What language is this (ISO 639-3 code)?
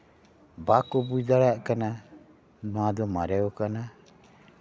sat